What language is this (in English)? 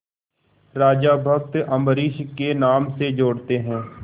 Hindi